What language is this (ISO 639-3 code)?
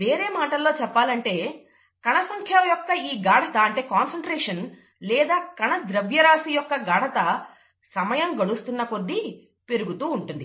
tel